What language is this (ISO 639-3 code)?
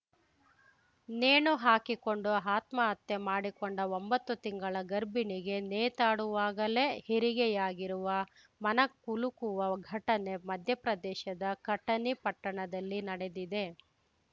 kan